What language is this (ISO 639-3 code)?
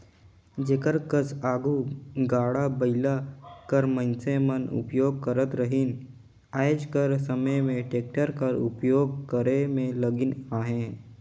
hne